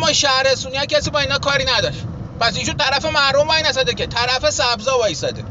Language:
Persian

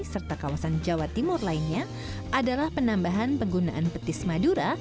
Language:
Indonesian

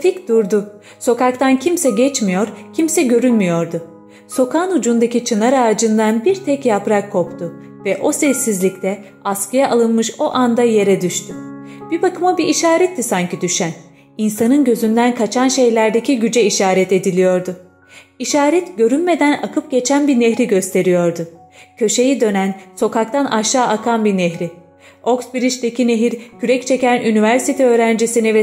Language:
Turkish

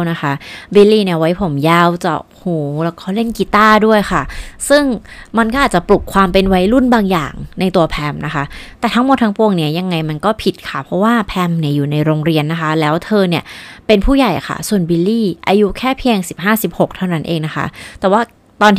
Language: Thai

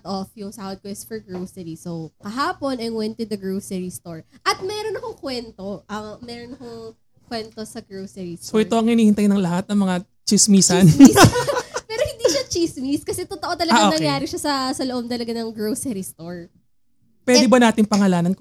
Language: Filipino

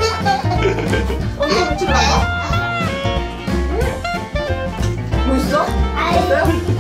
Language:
Korean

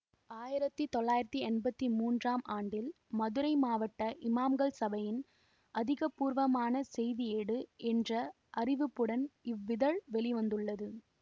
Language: Tamil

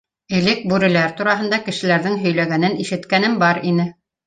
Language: Bashkir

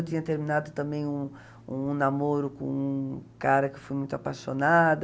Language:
Portuguese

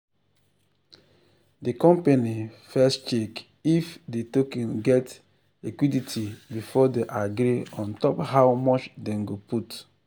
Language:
Nigerian Pidgin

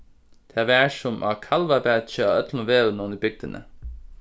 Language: Faroese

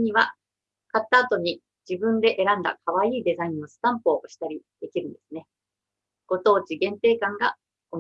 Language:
Japanese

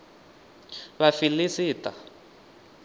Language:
Venda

